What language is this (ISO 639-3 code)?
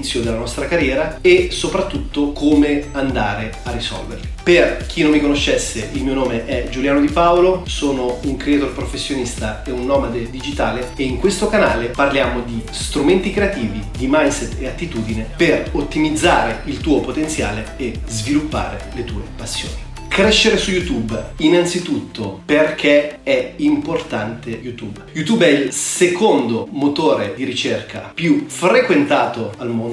ita